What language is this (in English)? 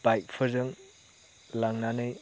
Bodo